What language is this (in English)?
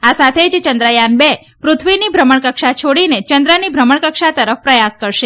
Gujarati